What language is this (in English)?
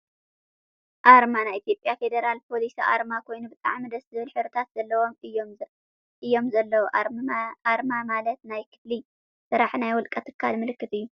Tigrinya